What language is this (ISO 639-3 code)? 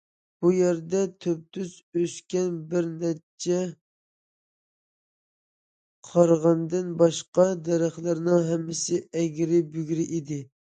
uig